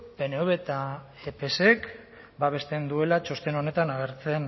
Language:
Basque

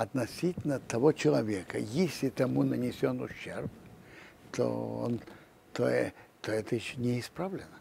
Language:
Russian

